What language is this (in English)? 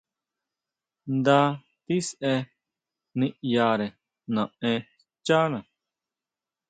Huautla Mazatec